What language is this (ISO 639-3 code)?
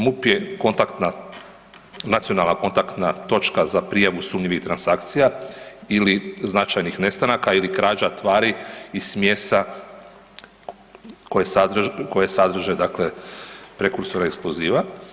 hrv